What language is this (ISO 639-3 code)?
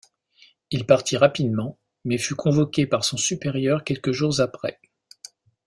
fra